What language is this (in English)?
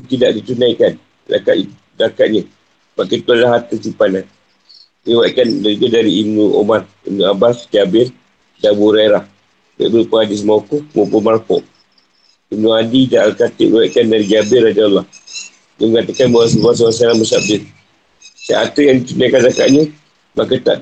Malay